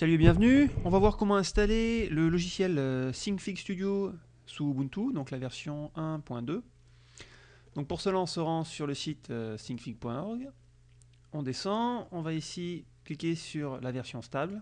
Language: French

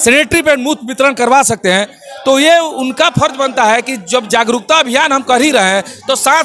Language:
Hindi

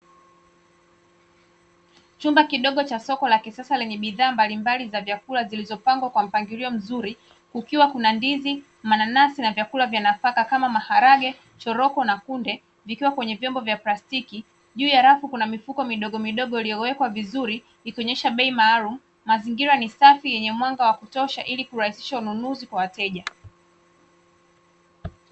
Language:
Swahili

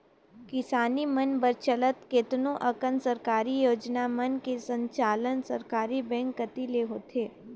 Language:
Chhattisgarhi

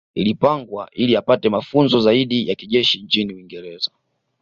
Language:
Swahili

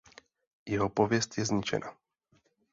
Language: Czech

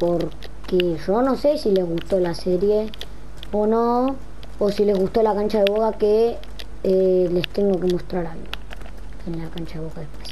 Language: Spanish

